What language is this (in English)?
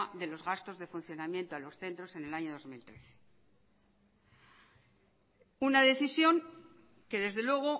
Spanish